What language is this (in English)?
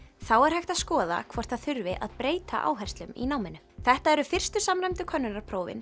Icelandic